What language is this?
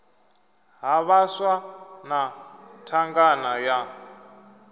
Venda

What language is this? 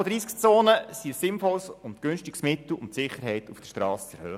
Swiss German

